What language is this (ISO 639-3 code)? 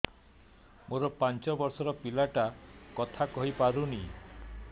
ori